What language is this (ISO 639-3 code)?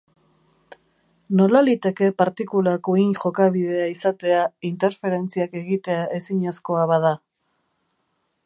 eus